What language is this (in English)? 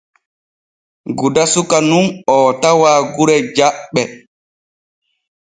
Borgu Fulfulde